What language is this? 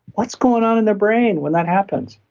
English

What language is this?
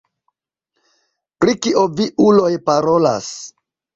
Esperanto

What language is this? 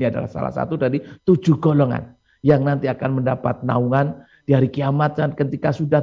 Indonesian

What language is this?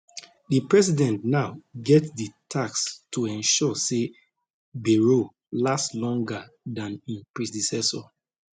Nigerian Pidgin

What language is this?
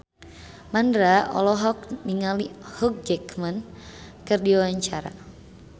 Sundanese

